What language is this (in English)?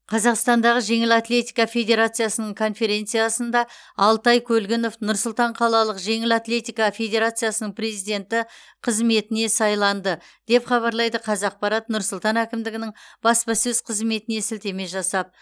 Kazakh